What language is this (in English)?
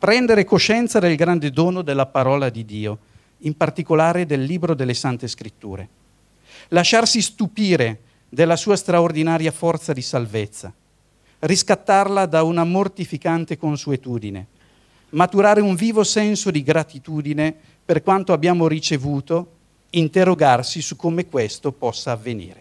Italian